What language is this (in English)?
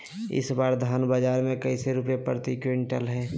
Magahi